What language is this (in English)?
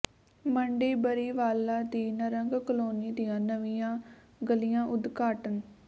Punjabi